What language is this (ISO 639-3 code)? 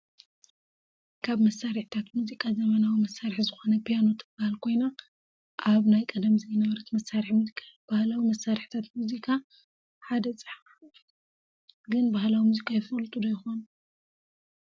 tir